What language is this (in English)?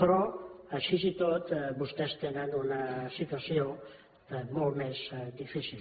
Catalan